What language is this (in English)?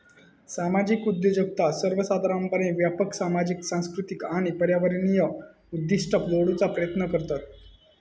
Marathi